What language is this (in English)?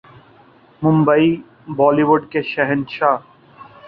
Urdu